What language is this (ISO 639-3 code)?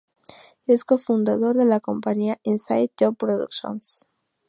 spa